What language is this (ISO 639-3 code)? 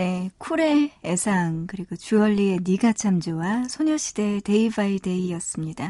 kor